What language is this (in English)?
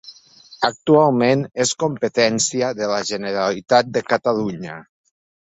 Catalan